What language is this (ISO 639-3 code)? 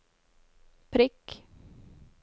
nor